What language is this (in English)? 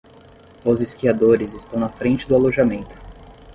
Portuguese